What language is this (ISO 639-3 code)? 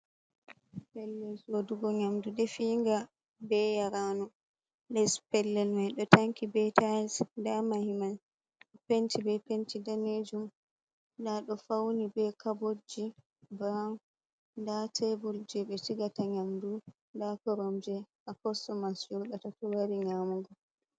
ful